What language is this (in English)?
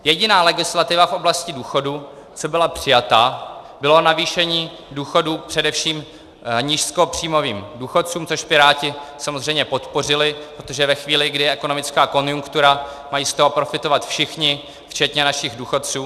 Czech